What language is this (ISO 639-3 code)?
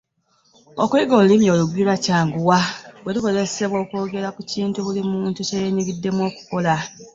lug